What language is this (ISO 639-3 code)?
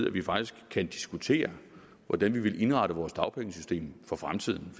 dan